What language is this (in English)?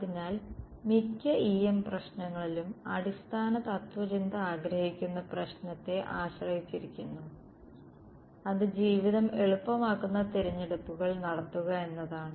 Malayalam